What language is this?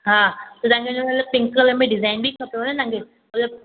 Sindhi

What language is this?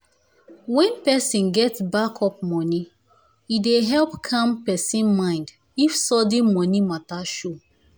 Nigerian Pidgin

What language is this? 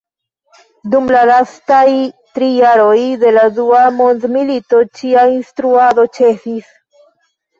Esperanto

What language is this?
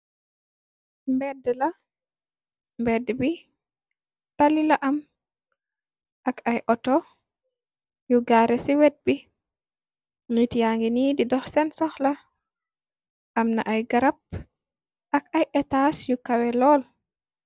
Wolof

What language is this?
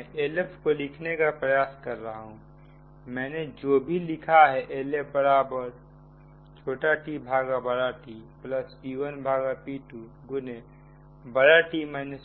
Hindi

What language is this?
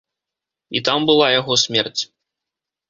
Belarusian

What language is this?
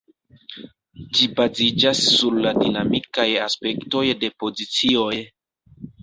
Esperanto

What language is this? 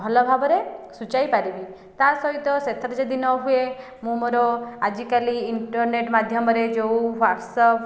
Odia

